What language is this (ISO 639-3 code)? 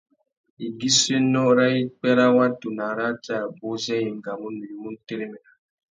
bag